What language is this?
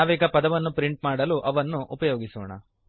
Kannada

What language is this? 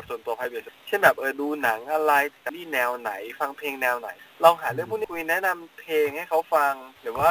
Thai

